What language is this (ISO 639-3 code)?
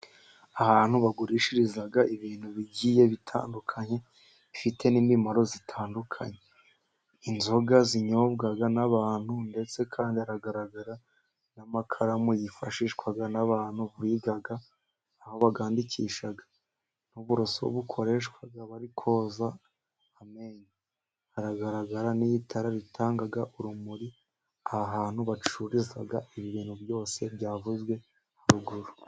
kin